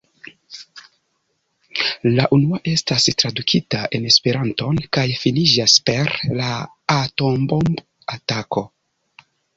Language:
Esperanto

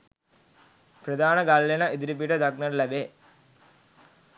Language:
Sinhala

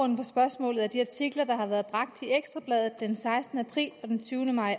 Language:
Danish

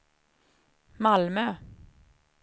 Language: Swedish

